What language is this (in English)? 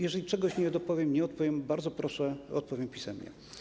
Polish